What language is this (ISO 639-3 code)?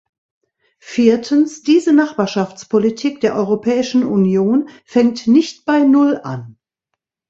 deu